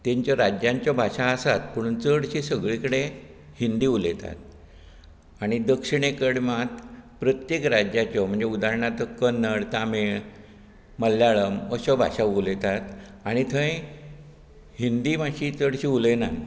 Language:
Konkani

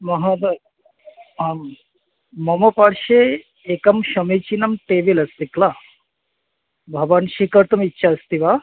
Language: Sanskrit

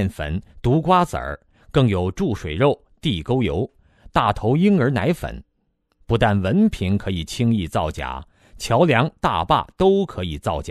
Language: Chinese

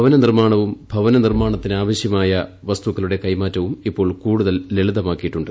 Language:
Malayalam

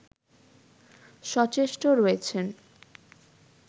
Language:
Bangla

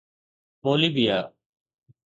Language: Sindhi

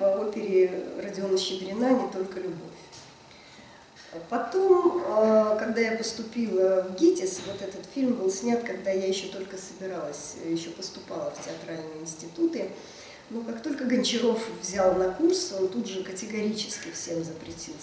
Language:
Russian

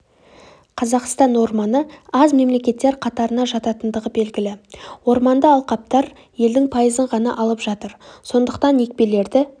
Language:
Kazakh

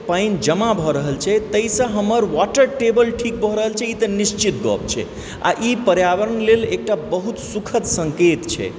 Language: Maithili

